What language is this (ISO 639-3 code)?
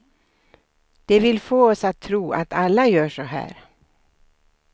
swe